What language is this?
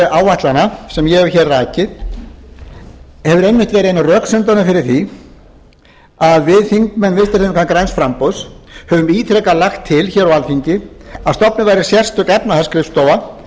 Icelandic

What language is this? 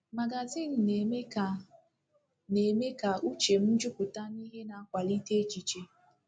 Igbo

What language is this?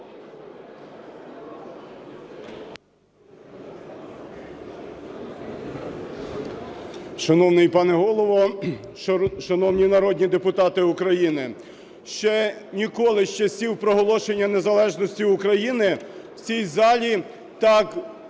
Ukrainian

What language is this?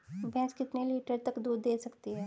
Hindi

